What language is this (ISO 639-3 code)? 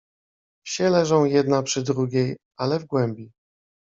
pol